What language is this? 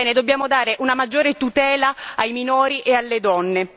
Italian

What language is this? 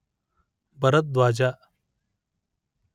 Kannada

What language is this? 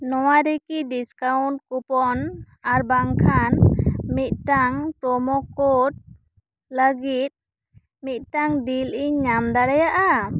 Santali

